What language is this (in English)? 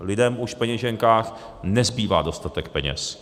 Czech